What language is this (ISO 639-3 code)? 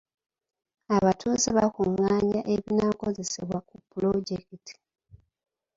lug